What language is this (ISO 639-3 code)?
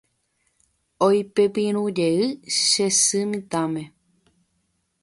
grn